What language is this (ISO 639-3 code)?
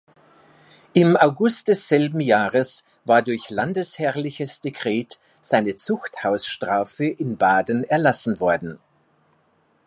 deu